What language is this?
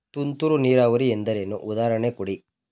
Kannada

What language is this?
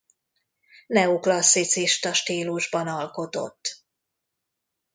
Hungarian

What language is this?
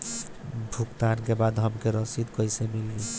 Bhojpuri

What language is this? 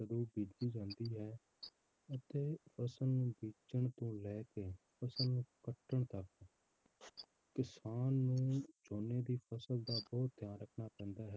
Punjabi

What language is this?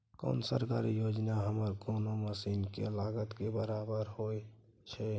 Maithili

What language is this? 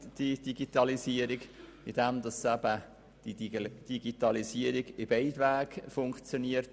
Swiss German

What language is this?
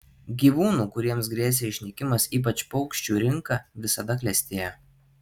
Lithuanian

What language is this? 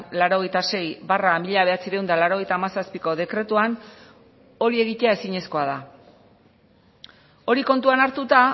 Basque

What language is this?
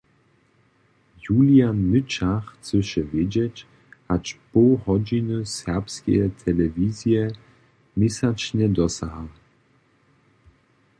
Upper Sorbian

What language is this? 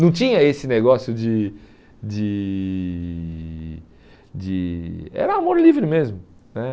Portuguese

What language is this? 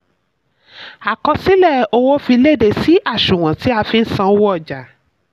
Yoruba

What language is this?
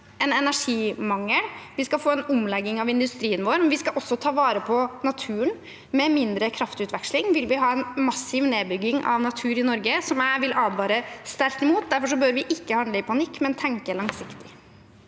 Norwegian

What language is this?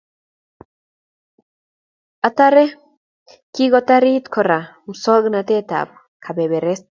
Kalenjin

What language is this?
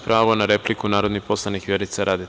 Serbian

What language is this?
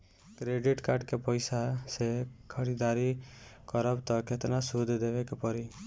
Bhojpuri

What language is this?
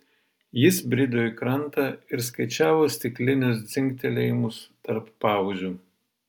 Lithuanian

